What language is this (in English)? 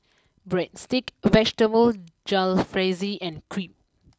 English